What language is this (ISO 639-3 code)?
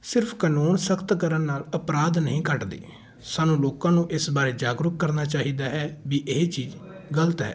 pan